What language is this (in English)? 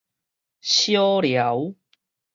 Min Nan Chinese